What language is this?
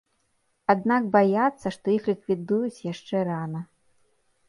Belarusian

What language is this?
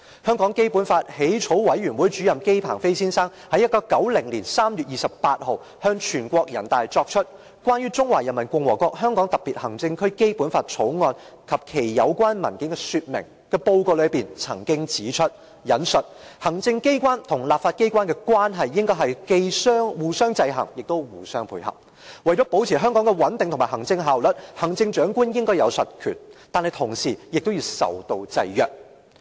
Cantonese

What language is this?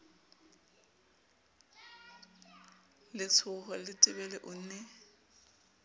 Southern Sotho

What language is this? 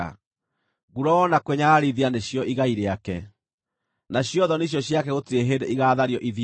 Kikuyu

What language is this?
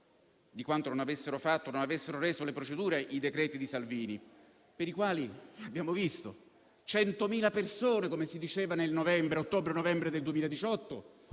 Italian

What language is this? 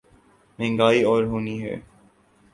Urdu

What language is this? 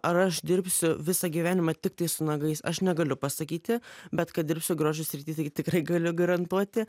Lithuanian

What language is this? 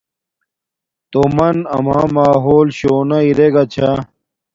Domaaki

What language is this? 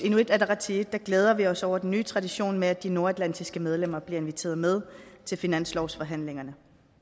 Danish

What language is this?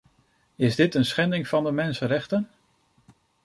Dutch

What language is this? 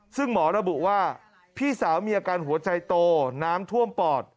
Thai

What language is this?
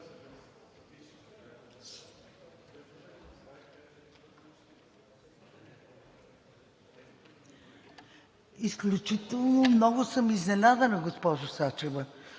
Bulgarian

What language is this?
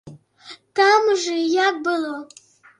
Belarusian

